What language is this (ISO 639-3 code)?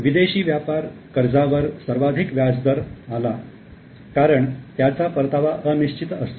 mar